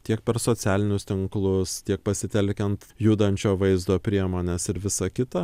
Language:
Lithuanian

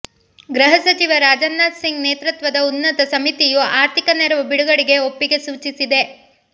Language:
Kannada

